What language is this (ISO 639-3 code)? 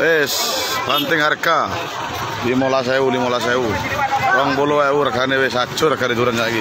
ind